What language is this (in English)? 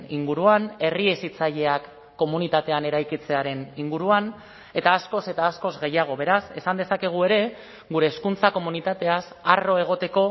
Basque